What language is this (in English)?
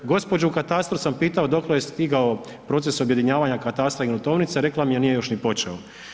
Croatian